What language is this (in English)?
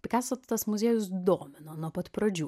Lithuanian